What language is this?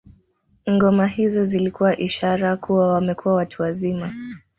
Swahili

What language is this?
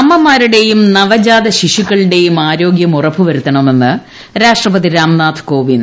Malayalam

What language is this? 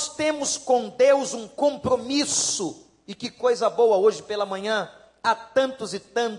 Portuguese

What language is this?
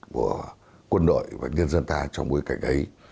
Vietnamese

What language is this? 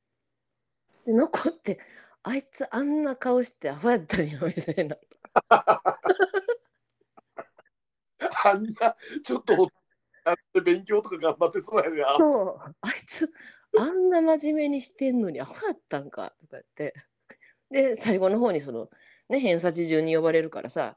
Japanese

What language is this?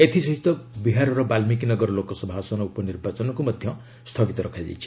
Odia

